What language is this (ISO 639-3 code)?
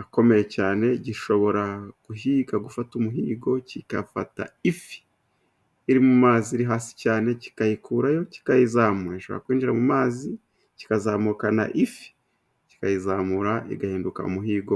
kin